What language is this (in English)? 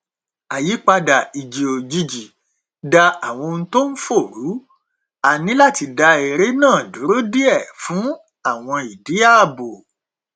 Yoruba